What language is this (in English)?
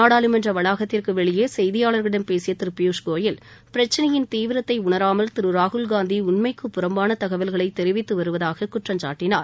Tamil